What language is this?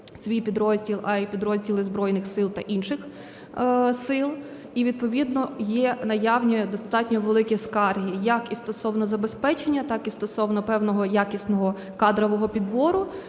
Ukrainian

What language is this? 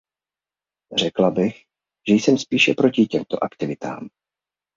Czech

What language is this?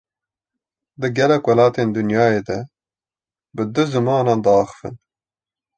Kurdish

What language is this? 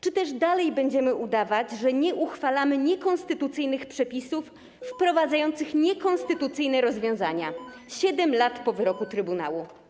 Polish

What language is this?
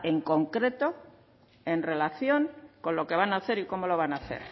Spanish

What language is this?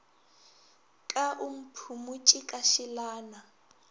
Northern Sotho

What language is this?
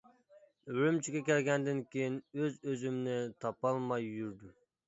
Uyghur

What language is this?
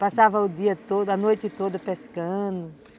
Portuguese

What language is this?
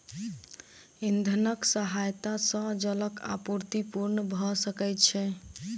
Maithili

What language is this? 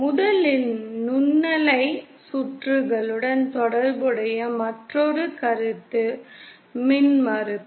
Tamil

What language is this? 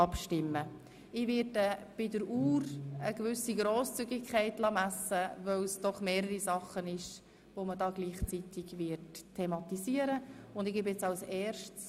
Swiss German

